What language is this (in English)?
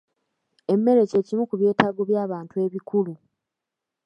Ganda